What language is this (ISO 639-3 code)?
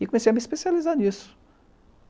por